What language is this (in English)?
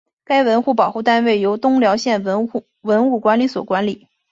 Chinese